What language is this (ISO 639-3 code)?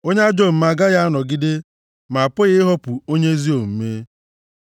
ibo